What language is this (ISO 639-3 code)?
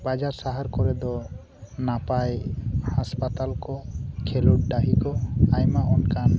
sat